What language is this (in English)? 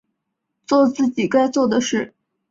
Chinese